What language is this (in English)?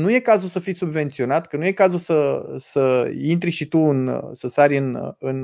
Romanian